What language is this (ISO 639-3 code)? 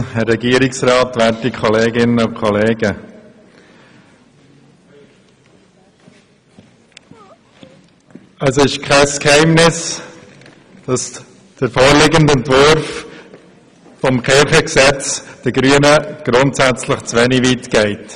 gsw